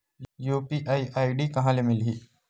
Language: Chhattisgarhi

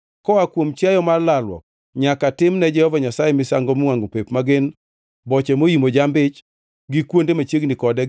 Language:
Luo (Kenya and Tanzania)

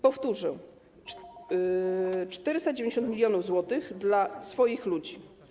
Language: Polish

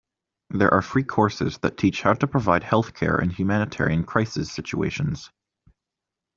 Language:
English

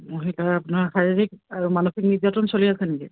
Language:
Assamese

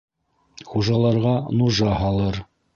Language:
Bashkir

